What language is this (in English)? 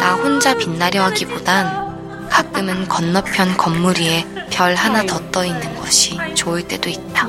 Korean